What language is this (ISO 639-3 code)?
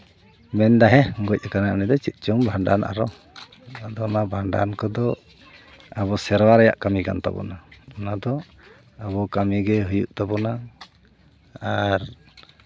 sat